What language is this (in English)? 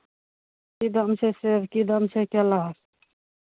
Maithili